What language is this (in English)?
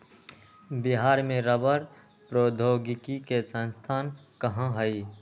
Magahi